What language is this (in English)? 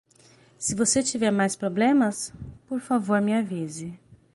Portuguese